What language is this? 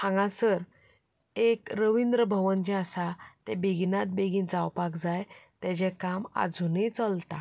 Konkani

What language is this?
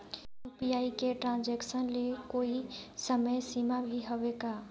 Chhattisgarhi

